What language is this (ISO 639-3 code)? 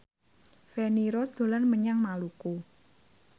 jav